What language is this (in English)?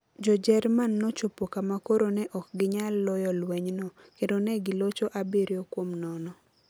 Luo (Kenya and Tanzania)